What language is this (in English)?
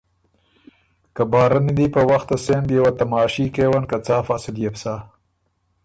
Ormuri